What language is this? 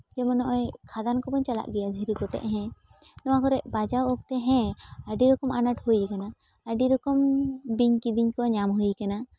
Santali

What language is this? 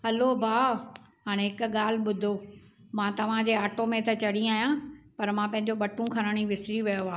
Sindhi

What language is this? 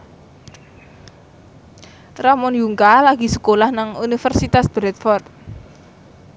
Javanese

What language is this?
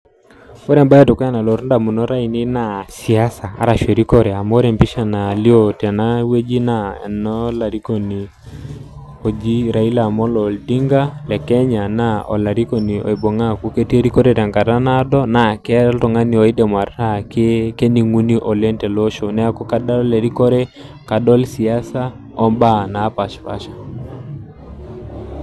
Masai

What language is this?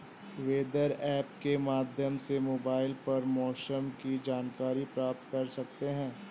Hindi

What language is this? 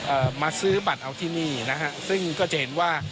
Thai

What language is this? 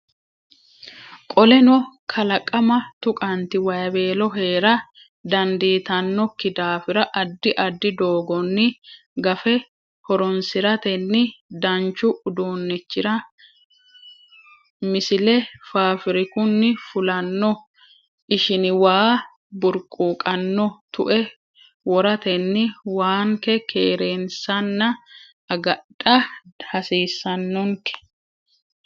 Sidamo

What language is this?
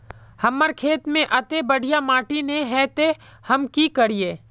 Magahi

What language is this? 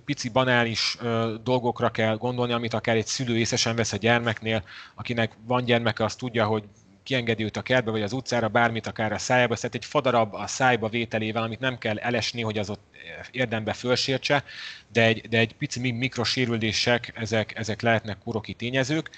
Hungarian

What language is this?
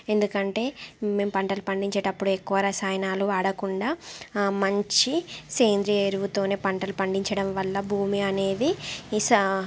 Telugu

